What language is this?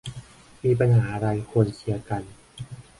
Thai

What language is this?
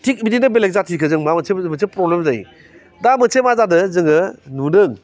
Bodo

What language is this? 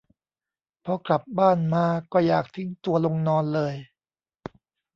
Thai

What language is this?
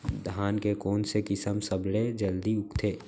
Chhattisgarhi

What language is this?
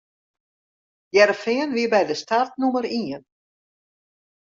Western Frisian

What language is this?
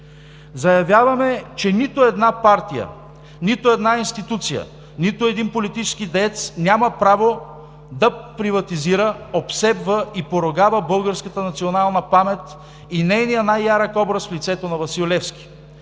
Bulgarian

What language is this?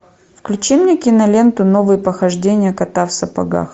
Russian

